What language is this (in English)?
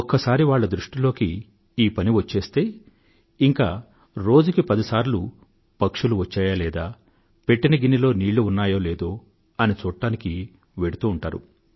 Telugu